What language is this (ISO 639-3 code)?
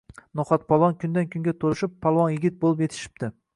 uzb